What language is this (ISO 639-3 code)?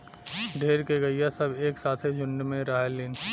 bho